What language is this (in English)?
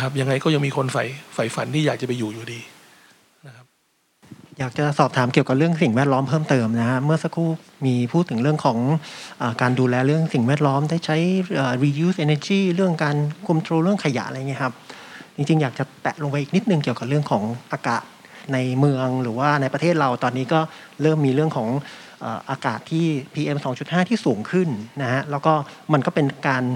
Thai